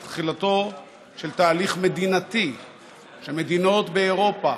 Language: Hebrew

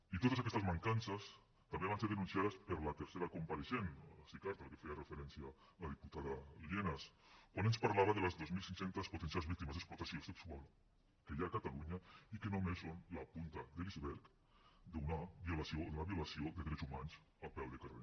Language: Catalan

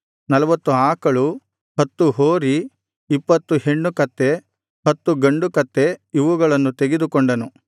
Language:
Kannada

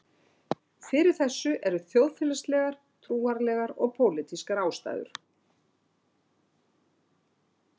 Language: Icelandic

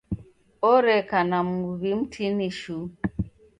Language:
Taita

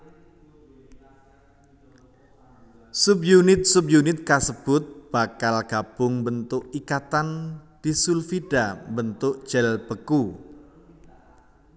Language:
Javanese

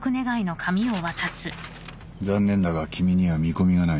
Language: Japanese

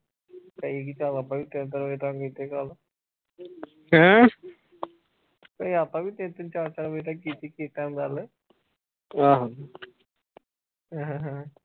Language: Punjabi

